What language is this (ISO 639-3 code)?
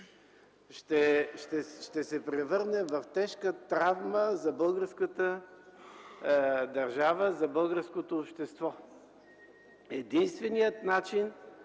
bul